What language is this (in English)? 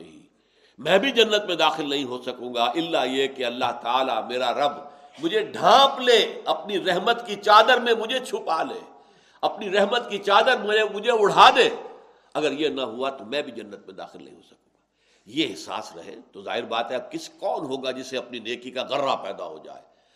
Urdu